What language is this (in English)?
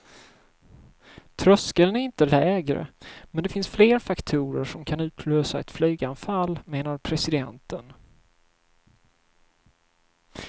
Swedish